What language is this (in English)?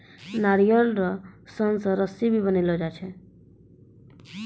Maithili